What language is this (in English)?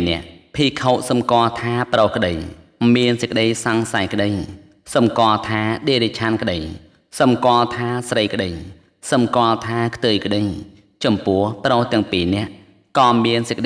Thai